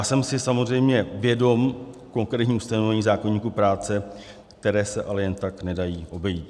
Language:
Czech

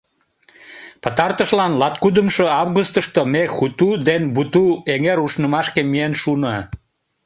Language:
Mari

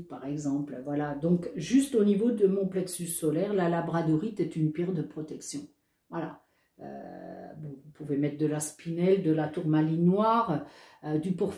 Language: French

